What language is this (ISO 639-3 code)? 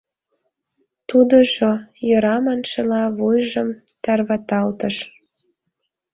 chm